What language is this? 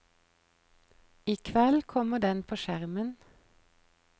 Norwegian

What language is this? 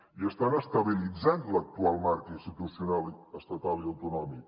Catalan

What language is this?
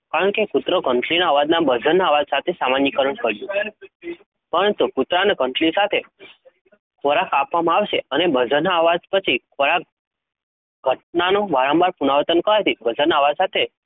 Gujarati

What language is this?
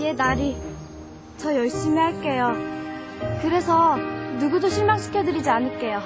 Korean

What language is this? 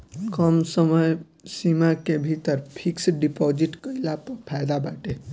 Bhojpuri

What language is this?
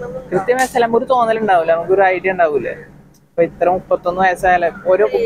Malayalam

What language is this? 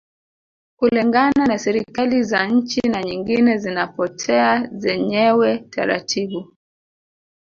Swahili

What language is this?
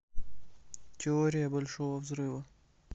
Russian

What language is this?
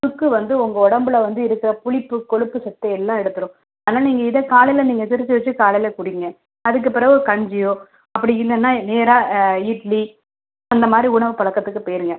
Tamil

